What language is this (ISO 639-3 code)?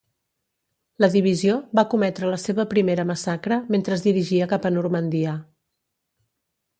cat